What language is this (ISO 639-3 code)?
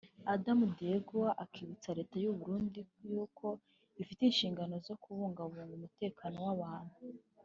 kin